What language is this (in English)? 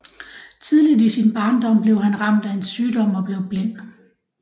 Danish